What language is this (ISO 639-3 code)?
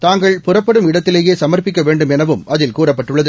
tam